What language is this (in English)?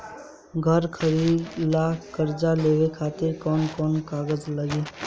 Bhojpuri